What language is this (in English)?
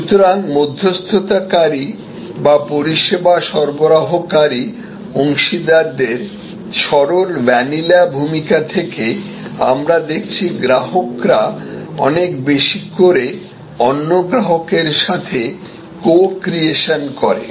Bangla